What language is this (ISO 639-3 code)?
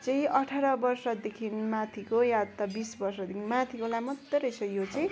nep